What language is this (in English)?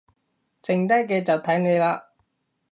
Cantonese